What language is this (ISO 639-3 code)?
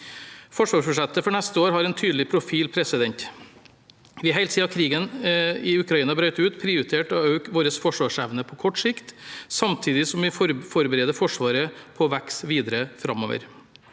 nor